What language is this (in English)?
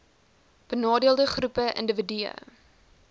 Afrikaans